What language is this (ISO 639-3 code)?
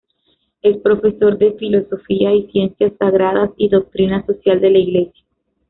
spa